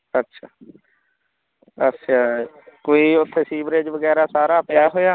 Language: Punjabi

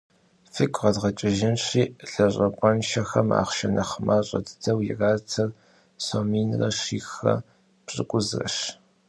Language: Kabardian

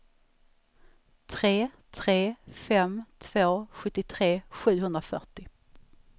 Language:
Swedish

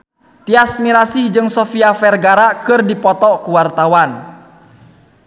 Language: Sundanese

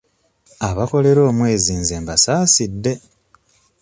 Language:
Ganda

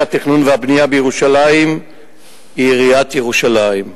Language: Hebrew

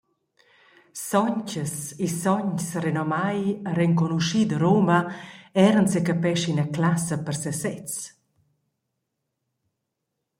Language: Romansh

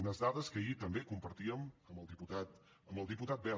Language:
Catalan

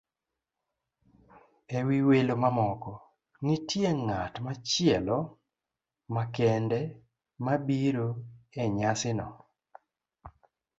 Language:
Luo (Kenya and Tanzania)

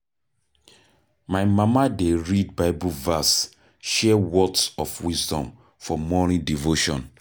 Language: Nigerian Pidgin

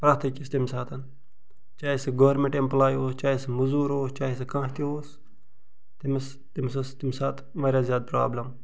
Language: Kashmiri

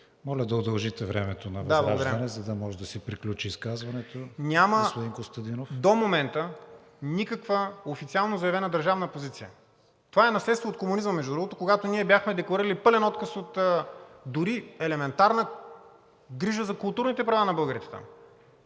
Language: Bulgarian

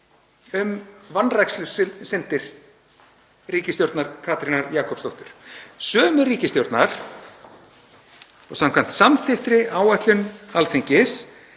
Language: Icelandic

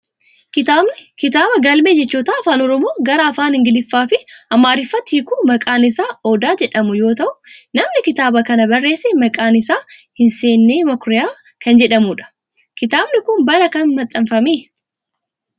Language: Oromo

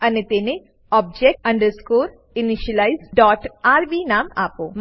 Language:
Gujarati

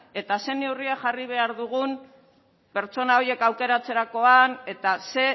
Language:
Basque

